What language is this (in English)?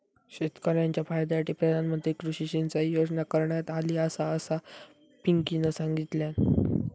Marathi